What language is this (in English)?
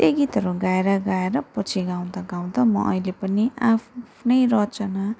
Nepali